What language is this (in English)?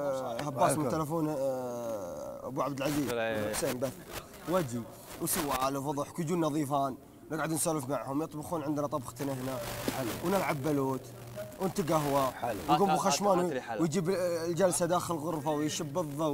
Arabic